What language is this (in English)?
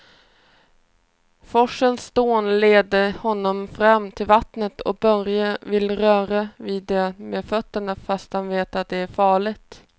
Swedish